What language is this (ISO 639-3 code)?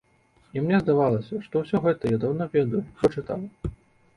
bel